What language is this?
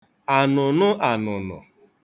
Igbo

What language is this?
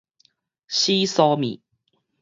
Min Nan Chinese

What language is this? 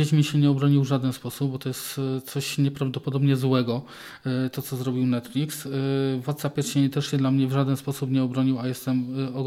Polish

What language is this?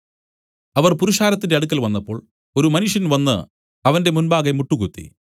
Malayalam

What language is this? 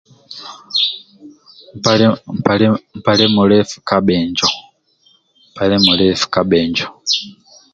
Amba (Uganda)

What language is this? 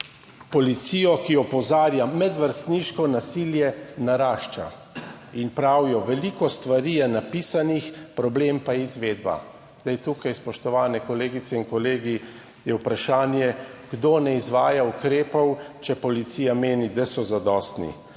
Slovenian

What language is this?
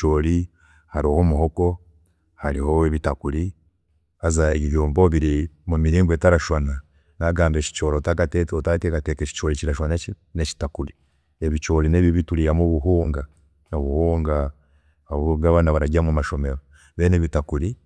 Chiga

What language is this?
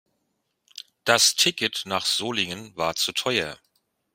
German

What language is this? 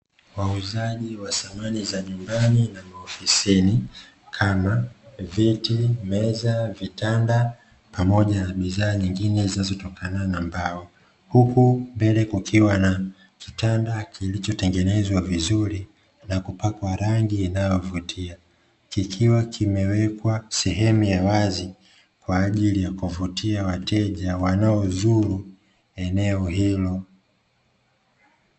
Swahili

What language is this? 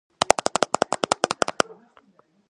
Georgian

